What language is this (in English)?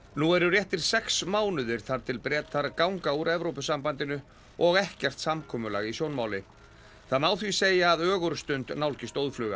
Icelandic